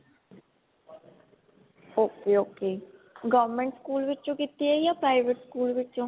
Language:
Punjabi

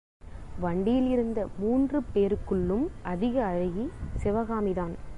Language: Tamil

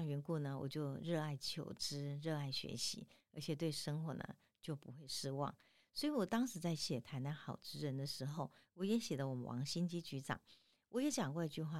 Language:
Chinese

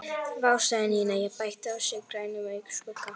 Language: Icelandic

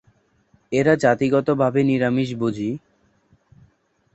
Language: Bangla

